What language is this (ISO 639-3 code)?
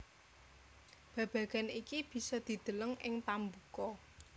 jav